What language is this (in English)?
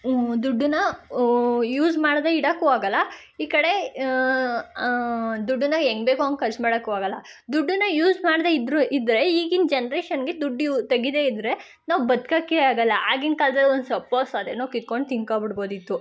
Kannada